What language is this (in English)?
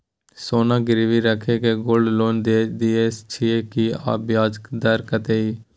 Maithili